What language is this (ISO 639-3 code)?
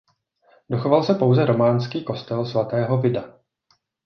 ces